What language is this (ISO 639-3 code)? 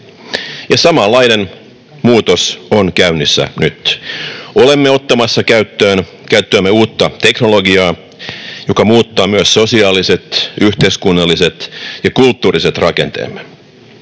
fin